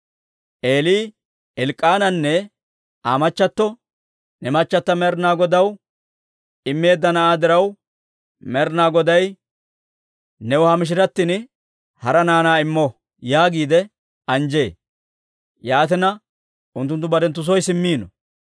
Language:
Dawro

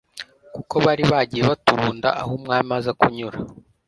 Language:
Kinyarwanda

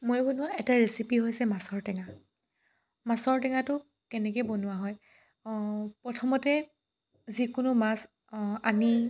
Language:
Assamese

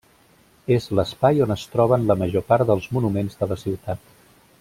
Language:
Catalan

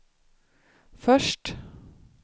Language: Swedish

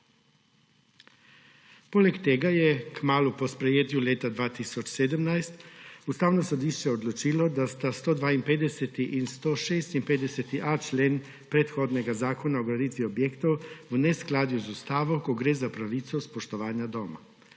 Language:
Slovenian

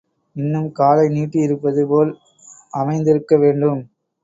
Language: Tamil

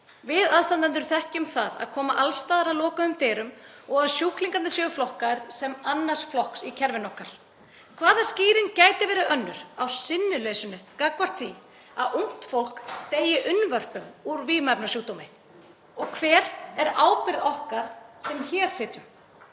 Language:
Icelandic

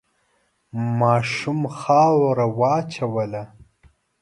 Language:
Pashto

